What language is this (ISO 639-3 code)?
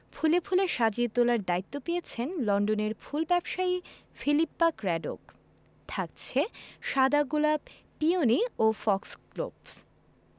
ben